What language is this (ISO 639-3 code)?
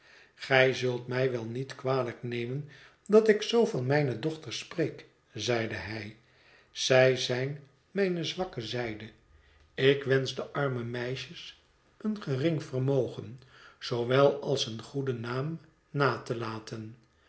nld